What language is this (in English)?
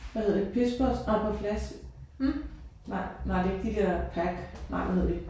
Danish